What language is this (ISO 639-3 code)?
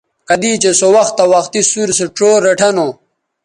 btv